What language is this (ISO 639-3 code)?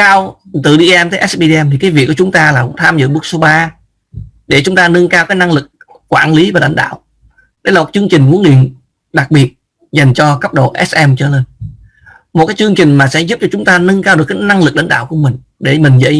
vie